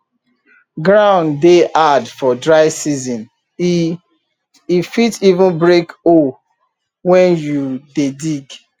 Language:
Nigerian Pidgin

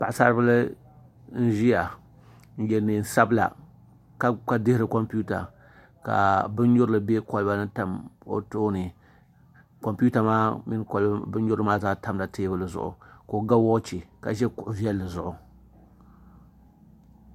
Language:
Dagbani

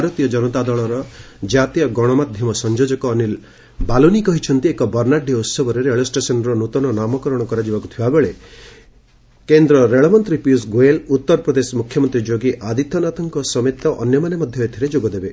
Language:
Odia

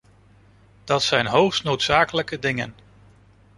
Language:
Dutch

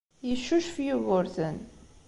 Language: Kabyle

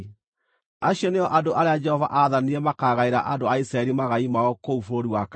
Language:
Kikuyu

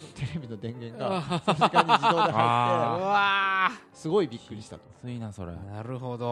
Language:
Japanese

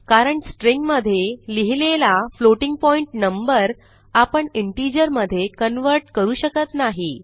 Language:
Marathi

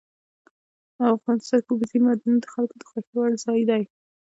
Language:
Pashto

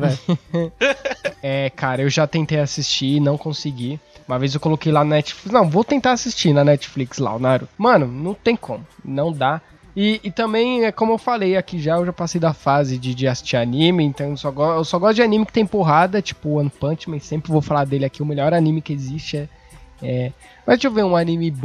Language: Portuguese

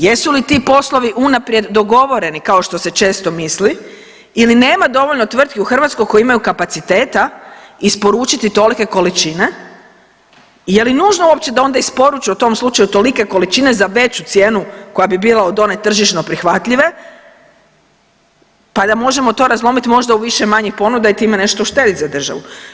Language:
Croatian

